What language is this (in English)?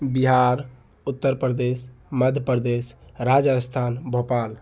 Maithili